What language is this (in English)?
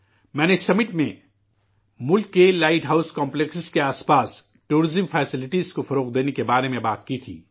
Urdu